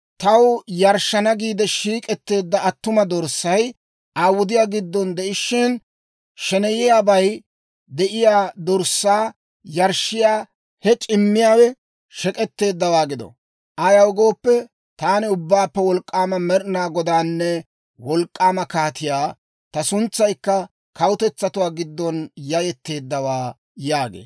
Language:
Dawro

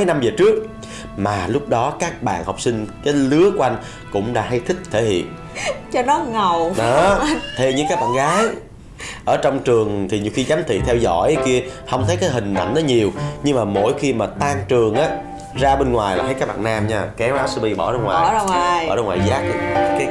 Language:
Vietnamese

